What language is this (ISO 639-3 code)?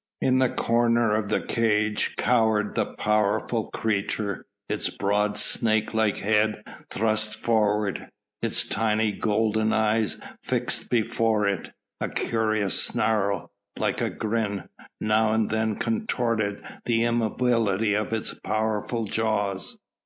eng